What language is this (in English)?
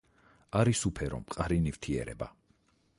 Georgian